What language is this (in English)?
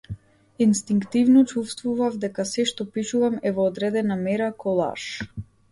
Macedonian